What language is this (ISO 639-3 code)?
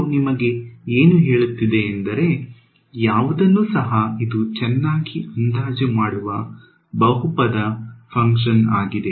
kan